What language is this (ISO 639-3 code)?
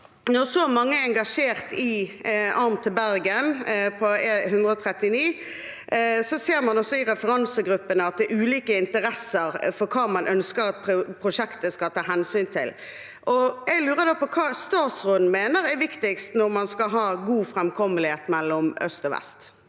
nor